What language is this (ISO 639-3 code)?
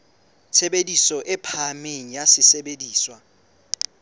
sot